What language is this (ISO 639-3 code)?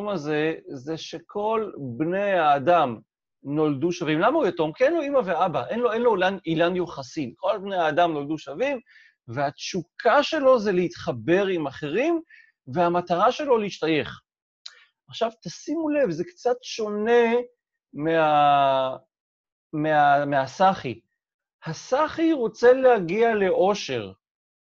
heb